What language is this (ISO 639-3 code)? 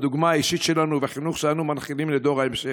heb